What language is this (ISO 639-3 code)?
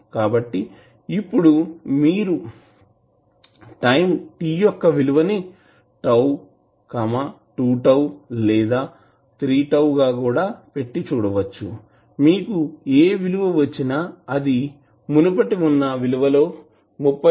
tel